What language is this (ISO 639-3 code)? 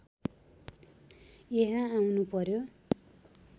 nep